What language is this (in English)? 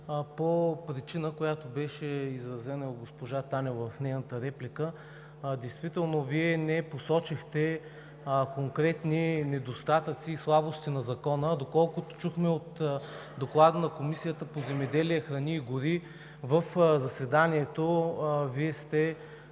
Bulgarian